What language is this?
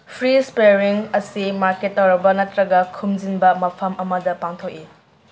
Manipuri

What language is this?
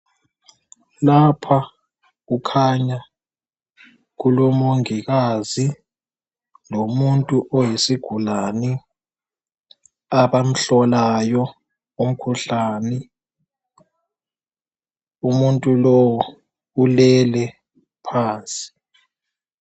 North Ndebele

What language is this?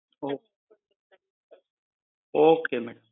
Gujarati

